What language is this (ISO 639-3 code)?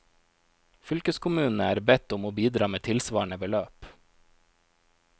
nor